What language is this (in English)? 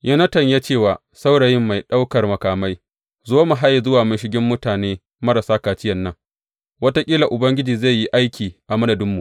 Hausa